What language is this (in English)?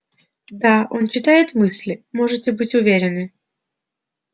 Russian